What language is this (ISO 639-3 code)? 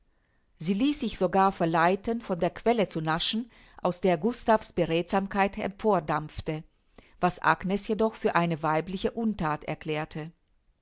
deu